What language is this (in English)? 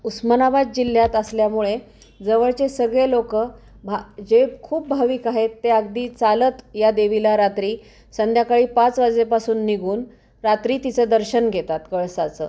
Marathi